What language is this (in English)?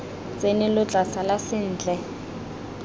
Tswana